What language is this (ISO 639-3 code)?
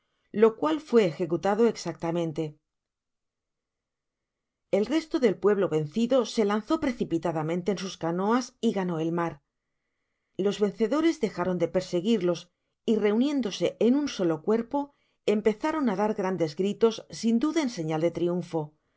spa